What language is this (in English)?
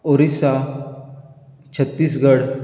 Konkani